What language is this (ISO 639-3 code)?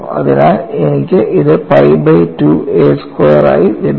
mal